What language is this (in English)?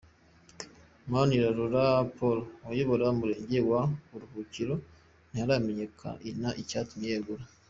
Kinyarwanda